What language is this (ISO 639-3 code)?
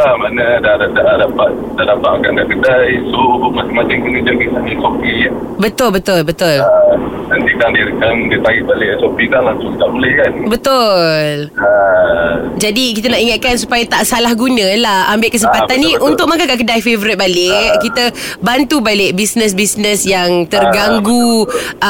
msa